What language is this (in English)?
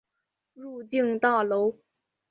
Chinese